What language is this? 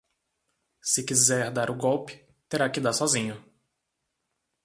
Portuguese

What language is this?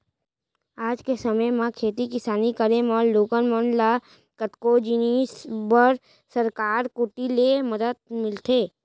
Chhattisgarhi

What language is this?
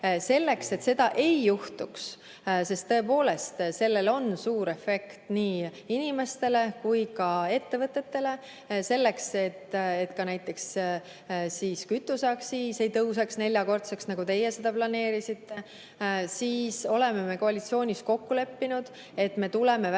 Estonian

